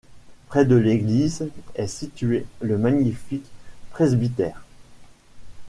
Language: French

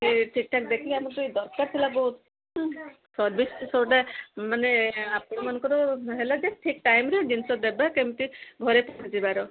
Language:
Odia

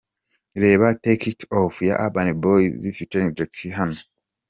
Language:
Kinyarwanda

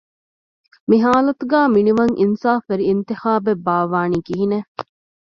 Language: Divehi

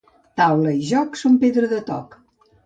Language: Catalan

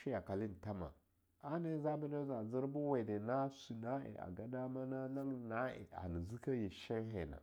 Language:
Longuda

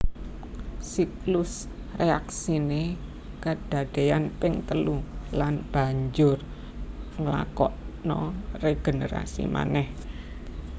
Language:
Javanese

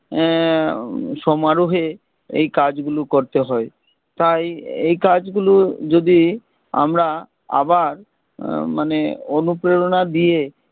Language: Bangla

